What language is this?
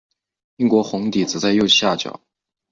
Chinese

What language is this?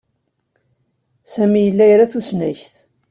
Kabyle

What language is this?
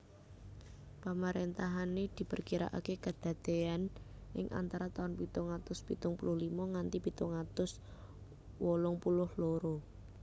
Javanese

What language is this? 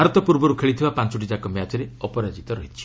Odia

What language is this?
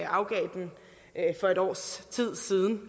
Danish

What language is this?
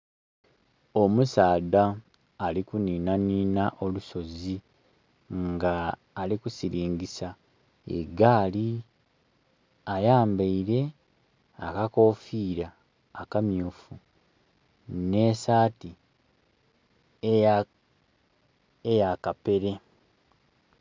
Soga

